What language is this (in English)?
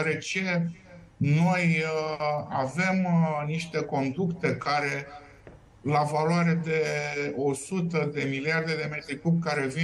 Romanian